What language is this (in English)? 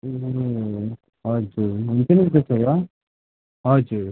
Nepali